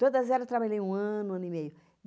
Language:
Portuguese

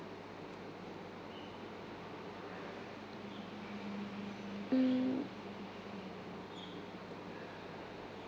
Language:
English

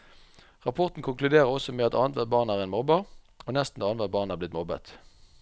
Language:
Norwegian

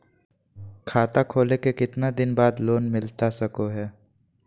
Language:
Magahi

